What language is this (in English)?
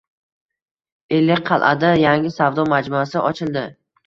Uzbek